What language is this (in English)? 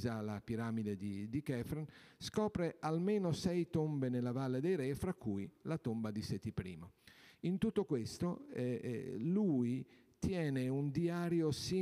Italian